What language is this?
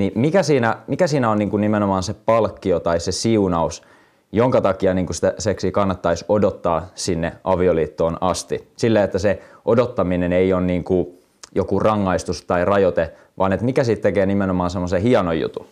Finnish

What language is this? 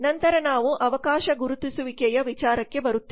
Kannada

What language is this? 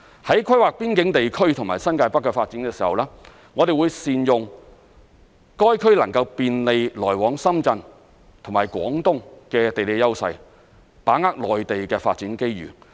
Cantonese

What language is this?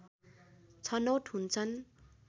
Nepali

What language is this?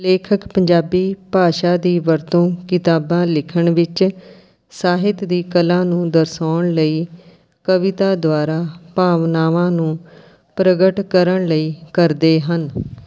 Punjabi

